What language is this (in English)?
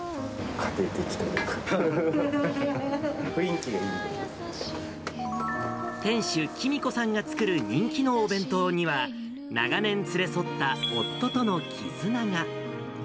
Japanese